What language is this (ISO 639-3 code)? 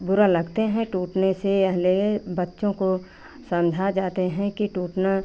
hin